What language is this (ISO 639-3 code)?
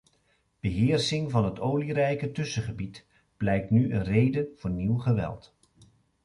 nld